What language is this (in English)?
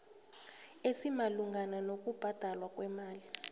South Ndebele